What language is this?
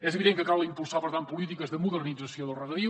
Catalan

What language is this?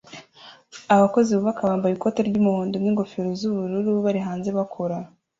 Kinyarwanda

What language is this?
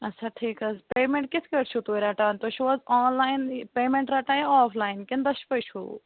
Kashmiri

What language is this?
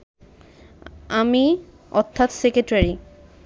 Bangla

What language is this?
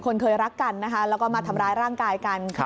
Thai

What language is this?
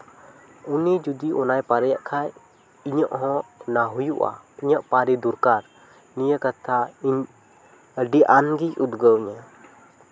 Santali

